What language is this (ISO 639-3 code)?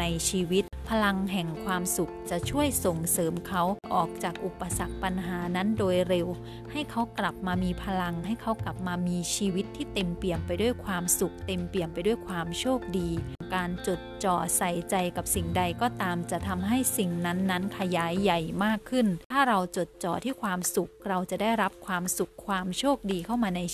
tha